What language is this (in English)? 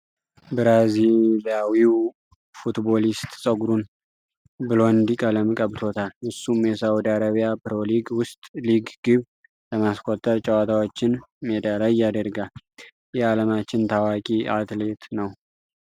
Amharic